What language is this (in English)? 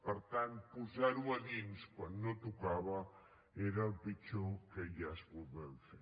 Catalan